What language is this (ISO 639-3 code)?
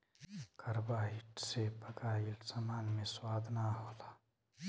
bho